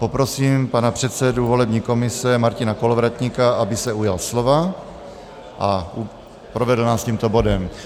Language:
Czech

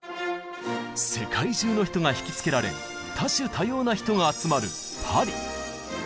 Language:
Japanese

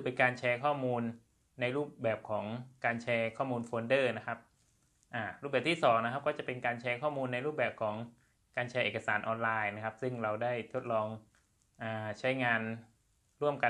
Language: Thai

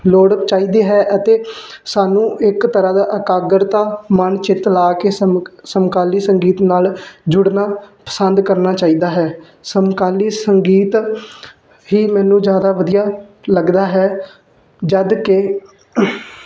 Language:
Punjabi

